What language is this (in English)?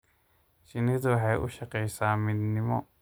Somali